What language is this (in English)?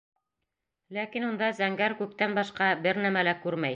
Bashkir